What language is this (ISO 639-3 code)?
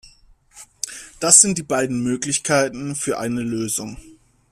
deu